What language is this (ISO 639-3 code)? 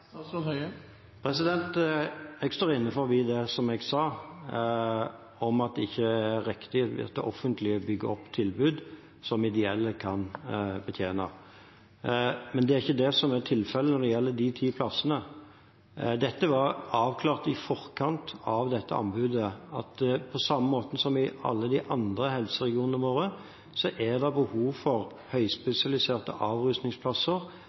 nob